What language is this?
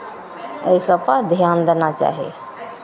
Maithili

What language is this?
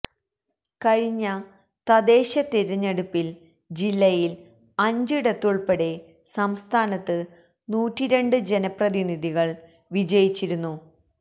Malayalam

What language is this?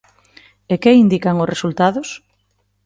Galician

